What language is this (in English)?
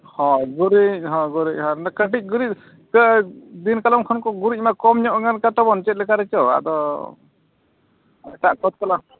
Santali